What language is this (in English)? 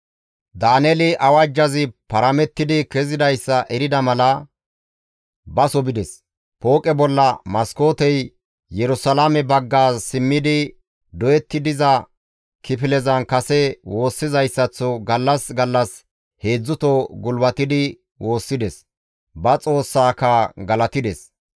Gamo